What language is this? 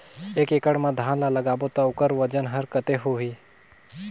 Chhattisgarhi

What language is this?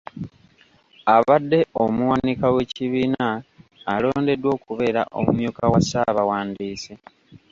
Ganda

